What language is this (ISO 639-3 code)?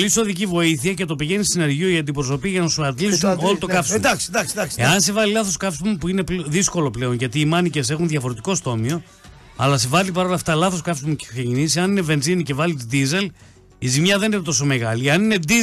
ell